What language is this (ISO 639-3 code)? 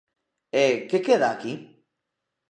glg